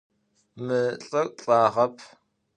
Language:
Adyghe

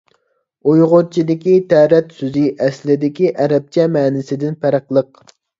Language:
Uyghur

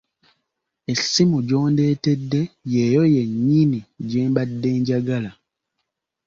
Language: Ganda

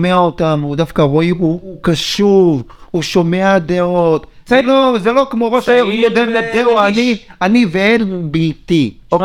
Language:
Hebrew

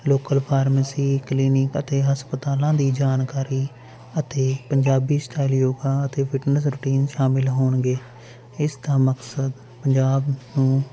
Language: Punjabi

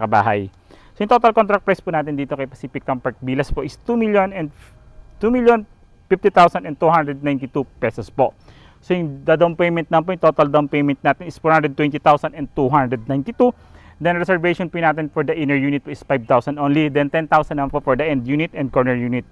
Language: Filipino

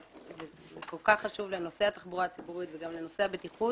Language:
Hebrew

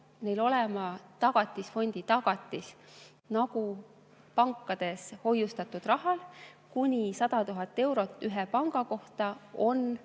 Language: Estonian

